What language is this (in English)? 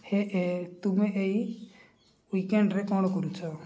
Odia